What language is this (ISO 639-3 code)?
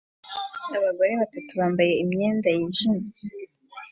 kin